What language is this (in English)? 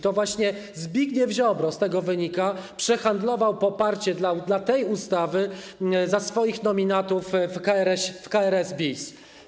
Polish